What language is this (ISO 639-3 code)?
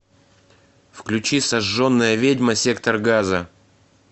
rus